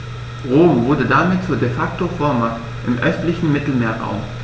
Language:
German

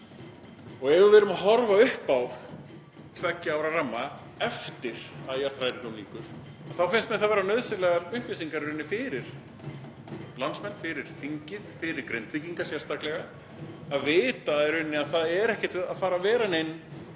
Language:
Icelandic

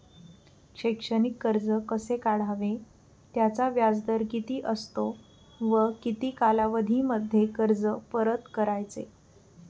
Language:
Marathi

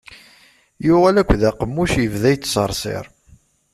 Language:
Kabyle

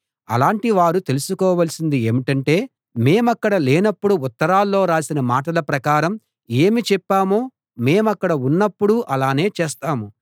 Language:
Telugu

